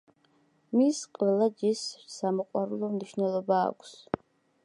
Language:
Georgian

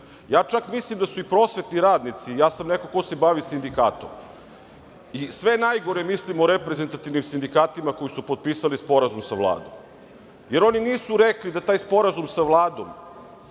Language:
Serbian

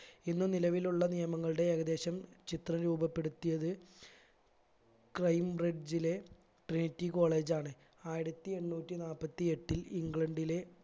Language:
Malayalam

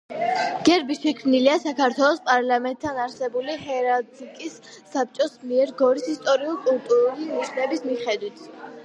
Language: Georgian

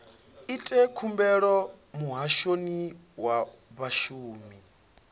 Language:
Venda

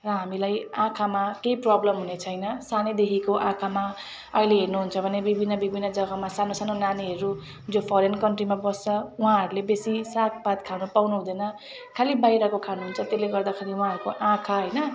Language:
Nepali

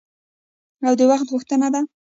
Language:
Pashto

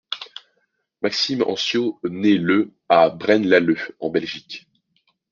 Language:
French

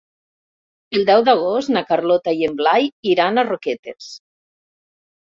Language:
Catalan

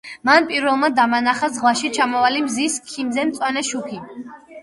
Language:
Georgian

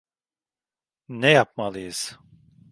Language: Turkish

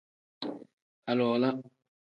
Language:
Tem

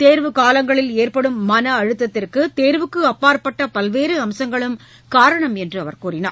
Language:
Tamil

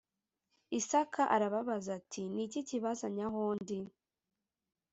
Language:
Kinyarwanda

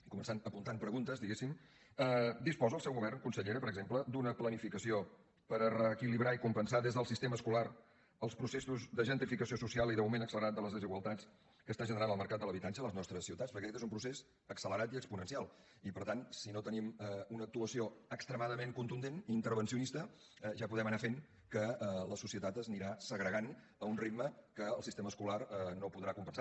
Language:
Catalan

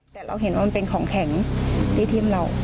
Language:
Thai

